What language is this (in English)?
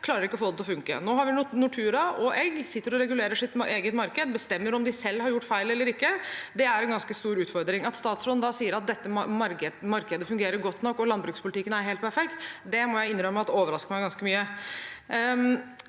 Norwegian